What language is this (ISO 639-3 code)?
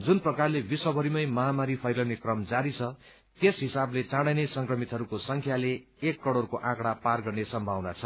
nep